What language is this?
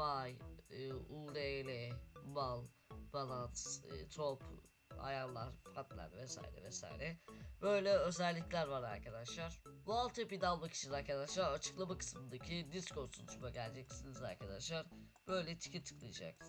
Turkish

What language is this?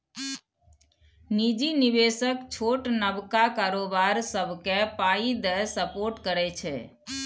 Maithili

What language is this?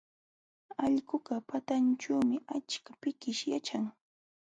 Jauja Wanca Quechua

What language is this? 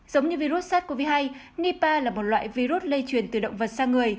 Vietnamese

